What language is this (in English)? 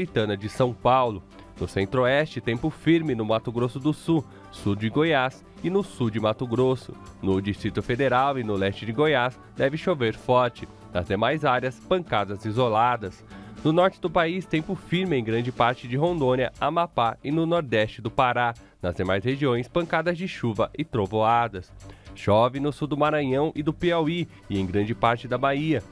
Portuguese